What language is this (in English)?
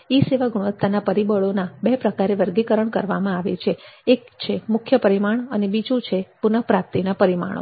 Gujarati